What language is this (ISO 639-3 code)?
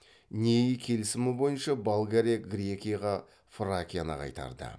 kaz